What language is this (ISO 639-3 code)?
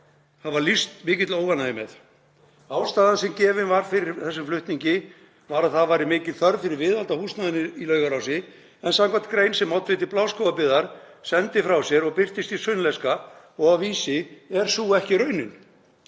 isl